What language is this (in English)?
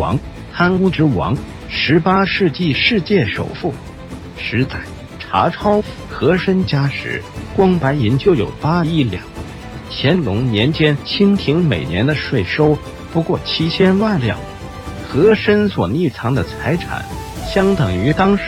Chinese